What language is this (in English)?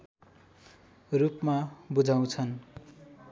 Nepali